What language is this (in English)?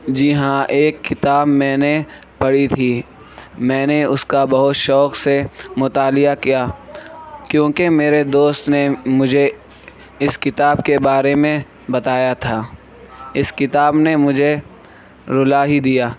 Urdu